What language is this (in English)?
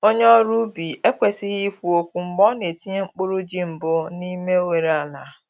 Igbo